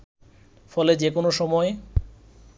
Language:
Bangla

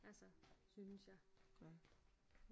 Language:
Danish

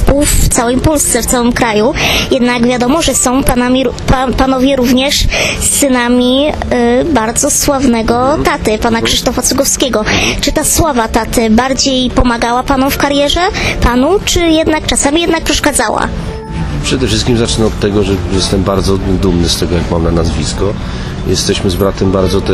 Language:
Polish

